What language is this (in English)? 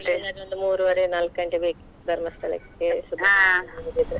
Kannada